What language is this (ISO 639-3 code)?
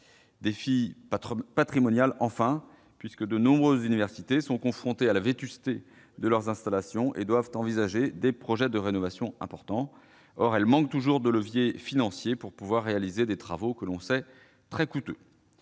fra